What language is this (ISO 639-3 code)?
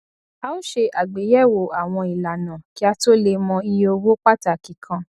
yor